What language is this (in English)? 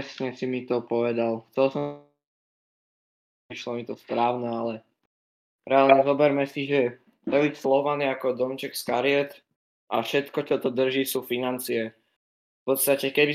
Slovak